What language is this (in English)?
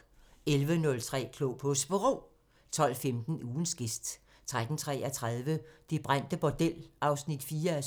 Danish